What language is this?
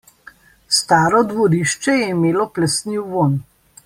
Slovenian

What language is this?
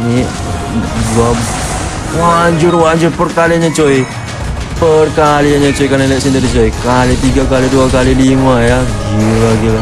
Indonesian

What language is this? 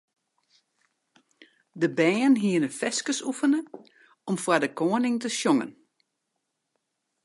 Western Frisian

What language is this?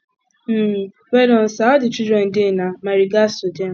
Nigerian Pidgin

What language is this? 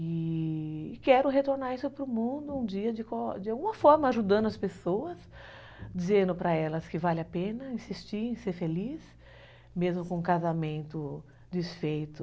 Portuguese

